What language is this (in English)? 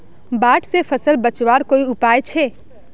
Magahi